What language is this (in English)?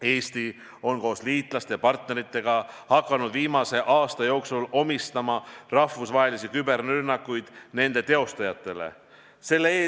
Estonian